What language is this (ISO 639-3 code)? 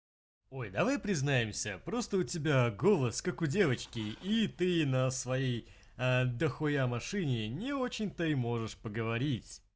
rus